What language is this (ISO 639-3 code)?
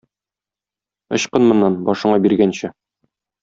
tat